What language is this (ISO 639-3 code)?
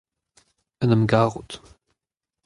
bre